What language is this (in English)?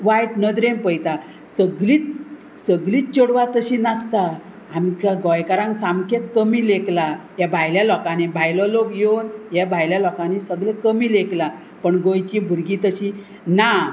Konkani